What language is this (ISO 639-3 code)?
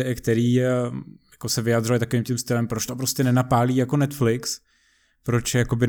ces